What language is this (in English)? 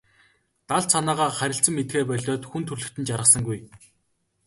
Mongolian